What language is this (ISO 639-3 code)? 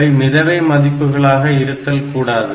tam